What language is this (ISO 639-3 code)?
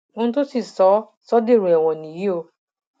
yor